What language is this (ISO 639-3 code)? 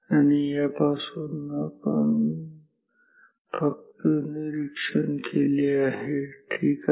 mar